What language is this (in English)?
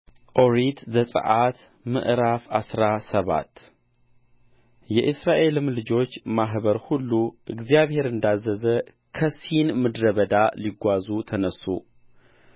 Amharic